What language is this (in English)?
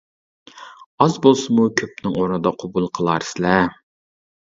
Uyghur